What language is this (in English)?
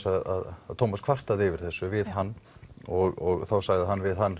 Icelandic